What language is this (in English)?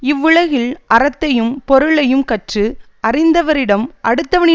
Tamil